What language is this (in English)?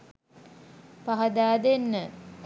Sinhala